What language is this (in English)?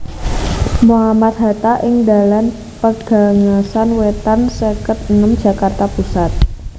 Javanese